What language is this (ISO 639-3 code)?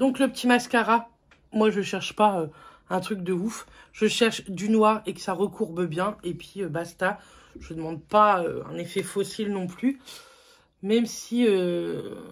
fra